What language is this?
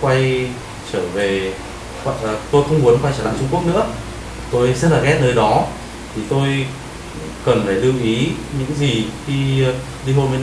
Vietnamese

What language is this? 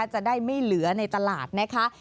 Thai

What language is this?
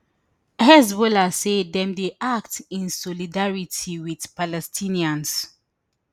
Nigerian Pidgin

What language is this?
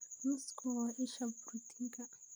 Somali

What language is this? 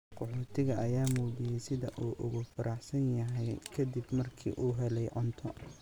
Somali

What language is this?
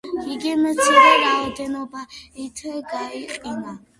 Georgian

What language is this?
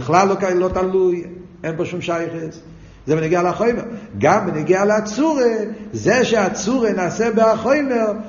Hebrew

